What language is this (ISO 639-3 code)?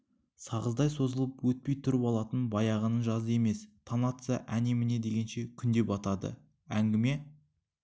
kaz